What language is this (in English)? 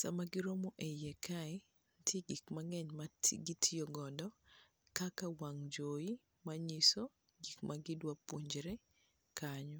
Luo (Kenya and Tanzania)